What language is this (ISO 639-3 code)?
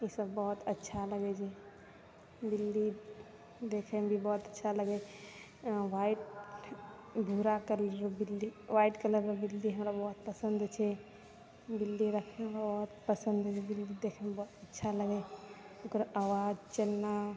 mai